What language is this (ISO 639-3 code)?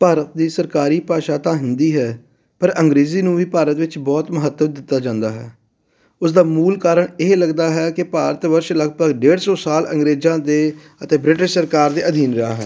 pan